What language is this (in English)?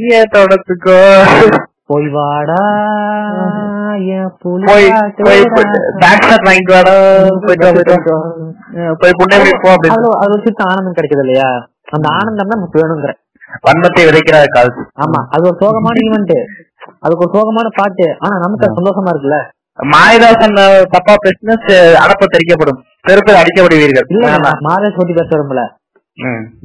Tamil